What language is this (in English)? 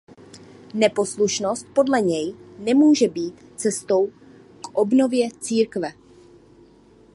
Czech